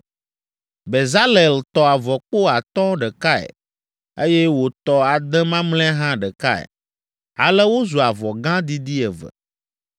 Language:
Ewe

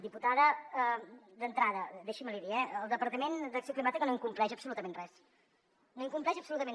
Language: Catalan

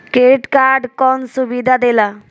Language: Bhojpuri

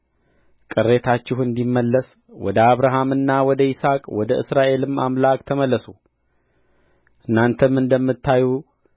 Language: Amharic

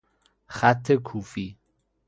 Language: Persian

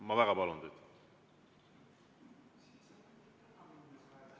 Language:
Estonian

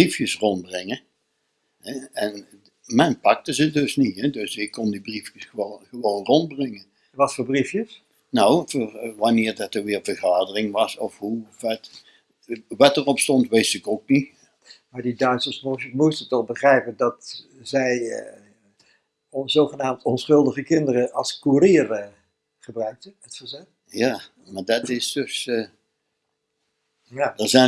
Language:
Dutch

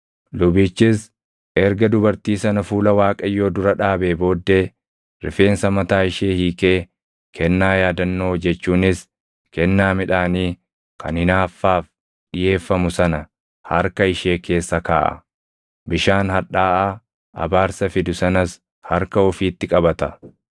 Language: Oromo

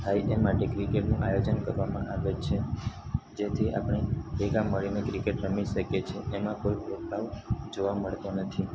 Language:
Gujarati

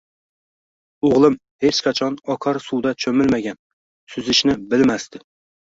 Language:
Uzbek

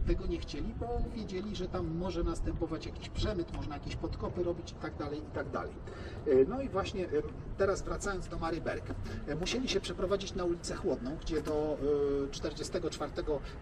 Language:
Polish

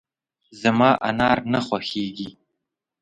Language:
Pashto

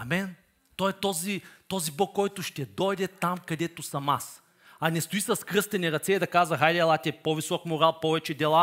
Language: Bulgarian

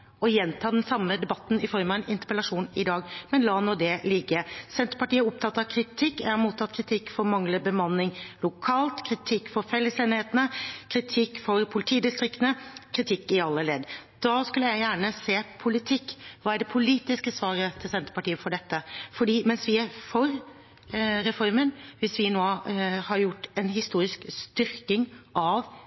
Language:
Norwegian Bokmål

